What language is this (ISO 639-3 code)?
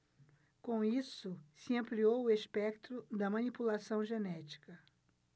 por